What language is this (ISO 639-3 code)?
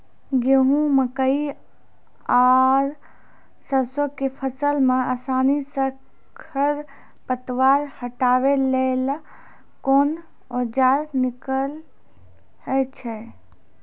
mai